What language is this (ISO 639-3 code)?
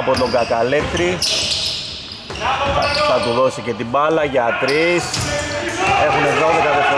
ell